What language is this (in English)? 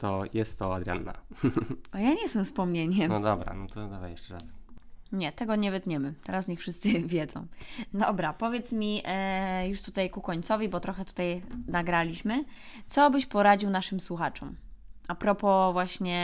Polish